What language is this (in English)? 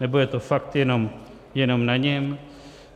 Czech